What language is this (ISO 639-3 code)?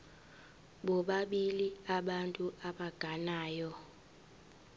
zul